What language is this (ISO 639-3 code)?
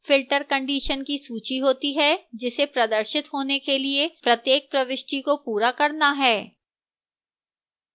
hin